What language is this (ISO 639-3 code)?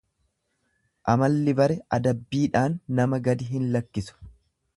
orm